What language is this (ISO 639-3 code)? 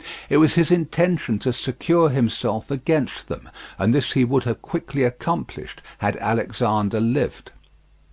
eng